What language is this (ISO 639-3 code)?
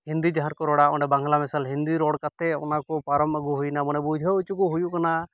sat